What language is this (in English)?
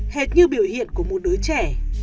Vietnamese